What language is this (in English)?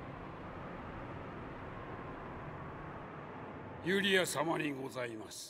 Japanese